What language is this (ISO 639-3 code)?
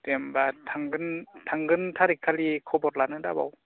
brx